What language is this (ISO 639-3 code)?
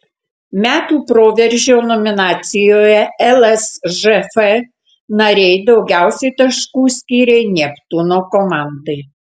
lit